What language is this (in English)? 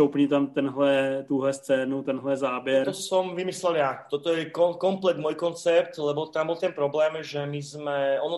Czech